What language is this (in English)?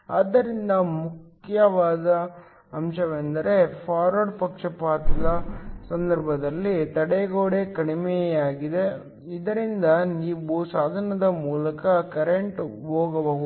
Kannada